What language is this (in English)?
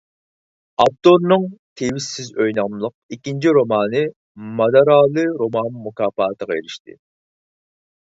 Uyghur